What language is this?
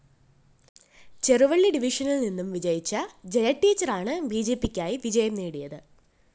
Malayalam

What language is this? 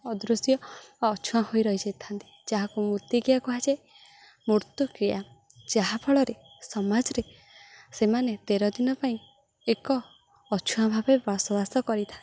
Odia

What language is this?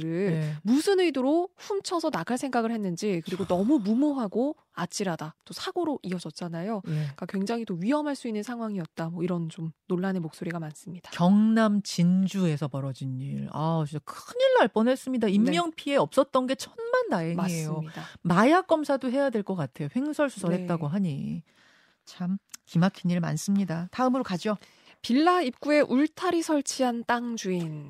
Korean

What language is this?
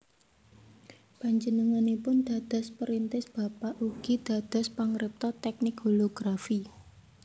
Javanese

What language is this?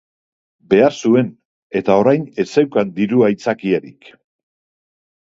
Basque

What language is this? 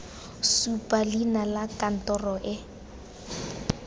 Tswana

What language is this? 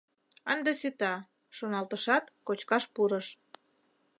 Mari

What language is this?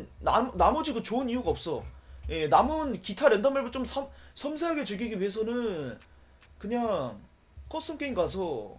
Korean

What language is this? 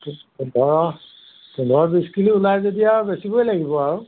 Assamese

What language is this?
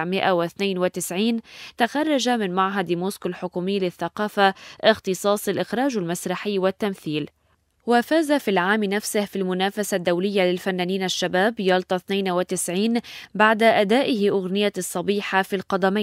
Arabic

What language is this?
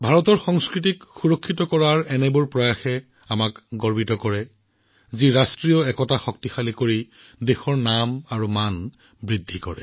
Assamese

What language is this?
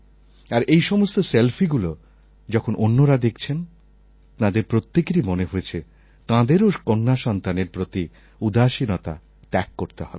Bangla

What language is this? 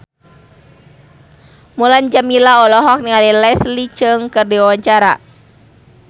Sundanese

